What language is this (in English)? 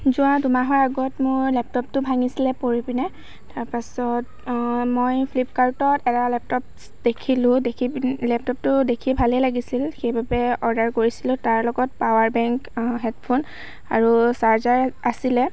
Assamese